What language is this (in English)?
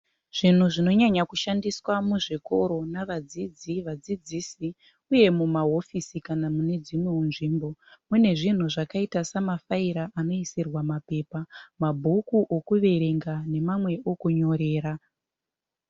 Shona